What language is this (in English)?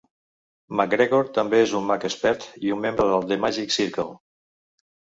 Catalan